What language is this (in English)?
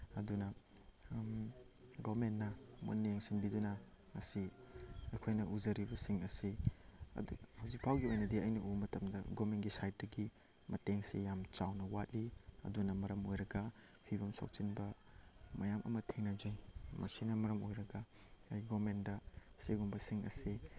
Manipuri